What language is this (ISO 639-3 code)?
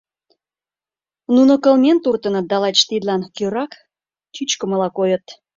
chm